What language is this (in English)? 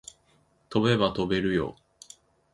Japanese